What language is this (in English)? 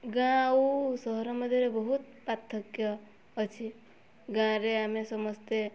Odia